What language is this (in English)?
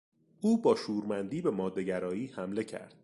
Persian